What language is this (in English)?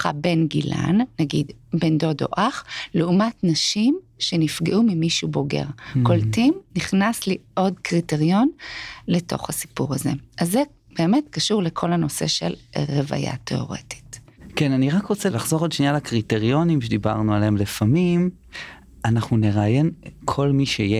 Hebrew